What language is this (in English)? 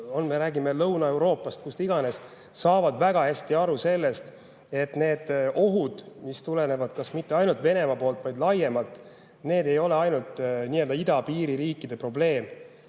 Estonian